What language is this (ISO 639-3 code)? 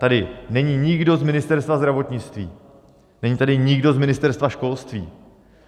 ces